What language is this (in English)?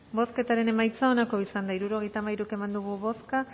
Basque